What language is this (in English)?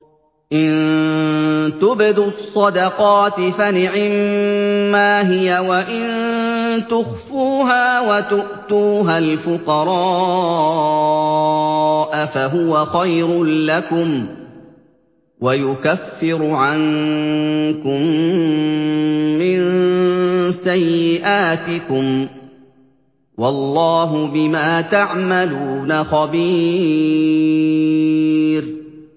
Arabic